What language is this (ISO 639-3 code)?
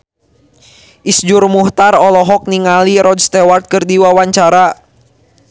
sun